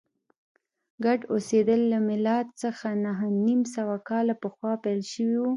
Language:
Pashto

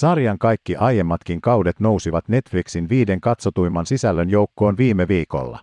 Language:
Finnish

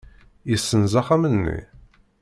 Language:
Kabyle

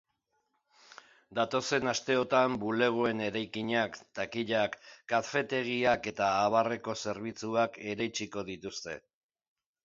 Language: Basque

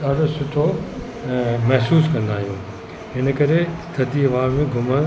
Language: Sindhi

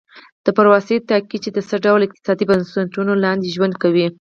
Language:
Pashto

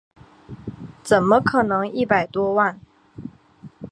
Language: Chinese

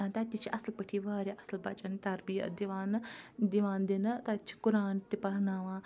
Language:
Kashmiri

